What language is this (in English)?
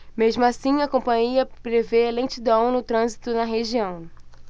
Portuguese